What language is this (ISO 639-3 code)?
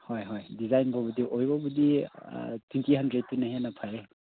mni